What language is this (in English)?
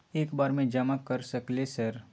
Maithili